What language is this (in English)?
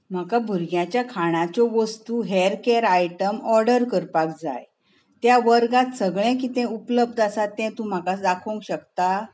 Konkani